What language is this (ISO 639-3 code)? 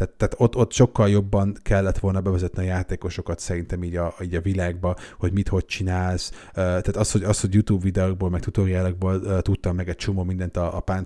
hun